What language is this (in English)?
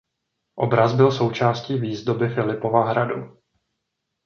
Czech